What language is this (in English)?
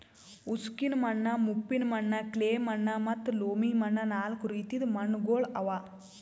Kannada